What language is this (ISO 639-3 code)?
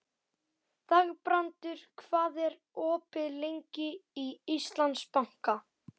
isl